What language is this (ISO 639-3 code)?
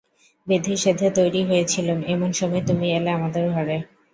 ben